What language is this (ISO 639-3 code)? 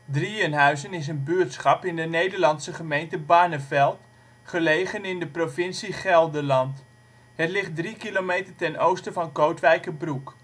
nld